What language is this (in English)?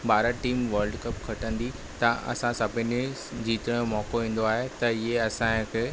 Sindhi